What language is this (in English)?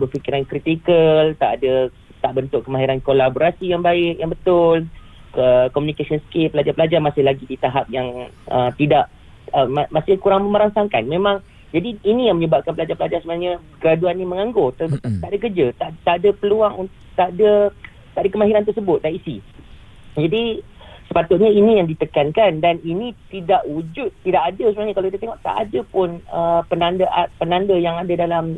Malay